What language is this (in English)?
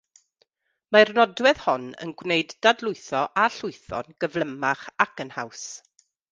Welsh